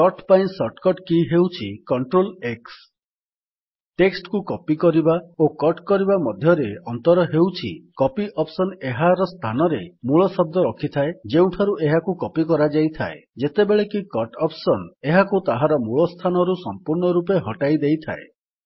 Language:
Odia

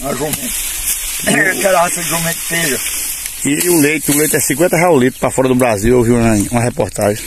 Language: Portuguese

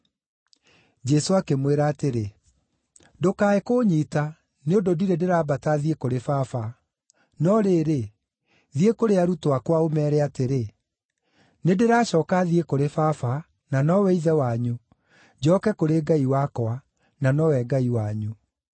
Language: Kikuyu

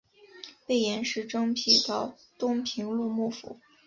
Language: Chinese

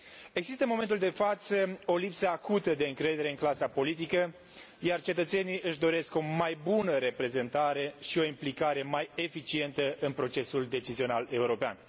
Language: Romanian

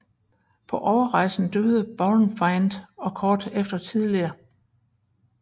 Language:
Danish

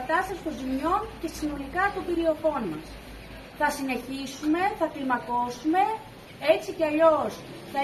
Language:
Greek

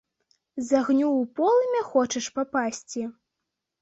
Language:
Belarusian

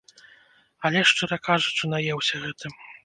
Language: Belarusian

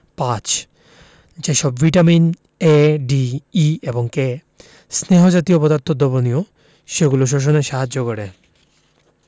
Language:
Bangla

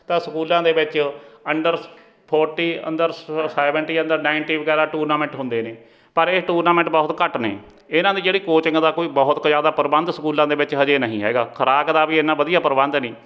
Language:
Punjabi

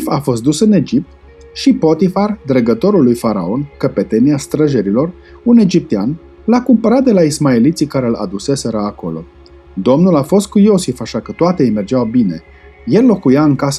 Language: Romanian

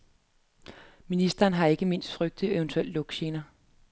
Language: Danish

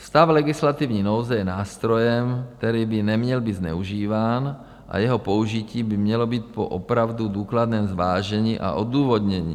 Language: Czech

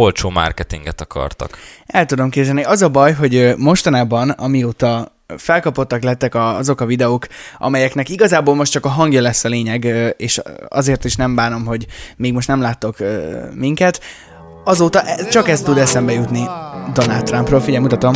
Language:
Hungarian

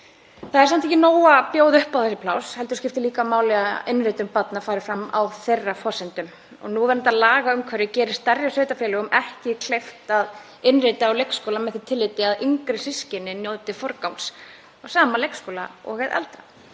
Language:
Icelandic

